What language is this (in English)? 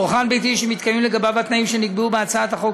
Hebrew